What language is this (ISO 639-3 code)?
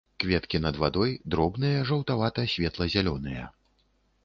bel